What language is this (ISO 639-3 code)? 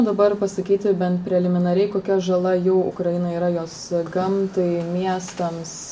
lit